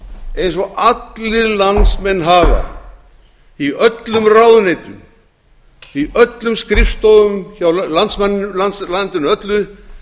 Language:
Icelandic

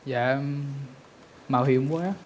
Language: Vietnamese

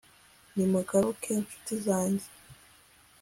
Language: Kinyarwanda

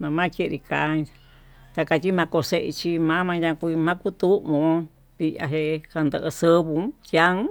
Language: Tututepec Mixtec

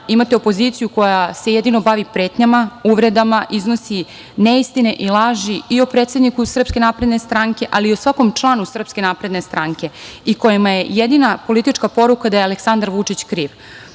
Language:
Serbian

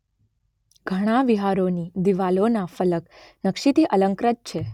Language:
Gujarati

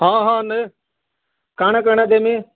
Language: Odia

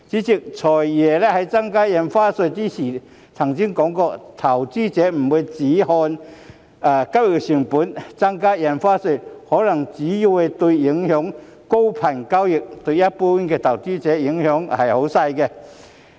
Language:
Cantonese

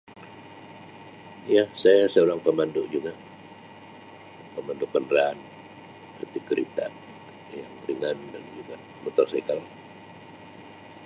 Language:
Sabah Malay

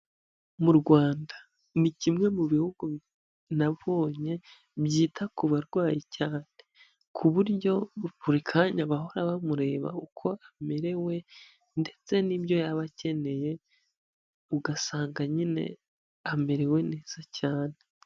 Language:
Kinyarwanda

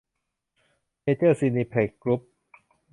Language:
Thai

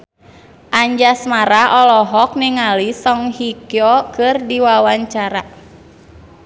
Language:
Sundanese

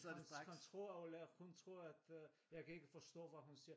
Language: Danish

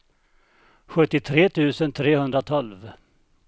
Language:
Swedish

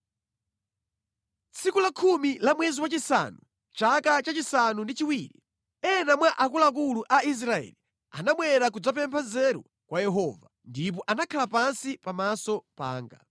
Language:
Nyanja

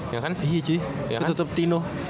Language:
Indonesian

